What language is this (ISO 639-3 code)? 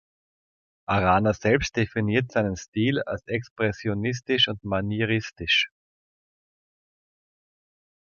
deu